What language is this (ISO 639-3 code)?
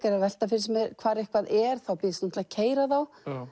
isl